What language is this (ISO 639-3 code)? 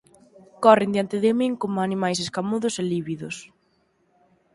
glg